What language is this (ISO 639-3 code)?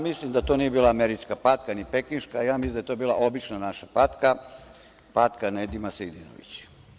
srp